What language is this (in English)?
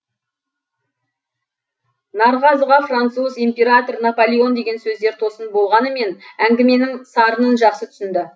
Kazakh